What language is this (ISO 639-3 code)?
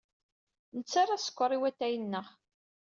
kab